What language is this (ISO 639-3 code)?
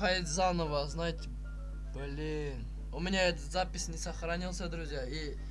rus